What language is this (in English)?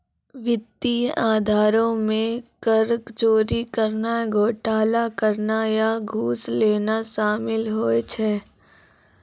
Maithili